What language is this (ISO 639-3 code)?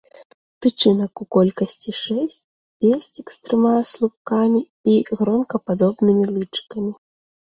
bel